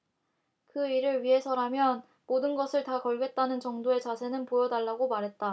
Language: Korean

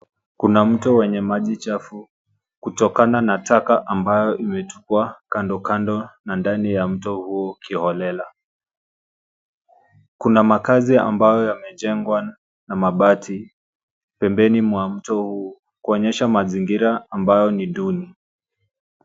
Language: Swahili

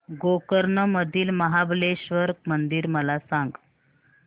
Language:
Marathi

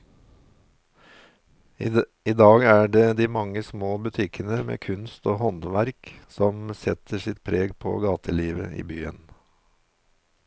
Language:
Norwegian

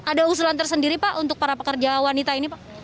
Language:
Indonesian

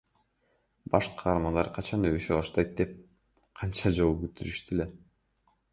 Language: Kyrgyz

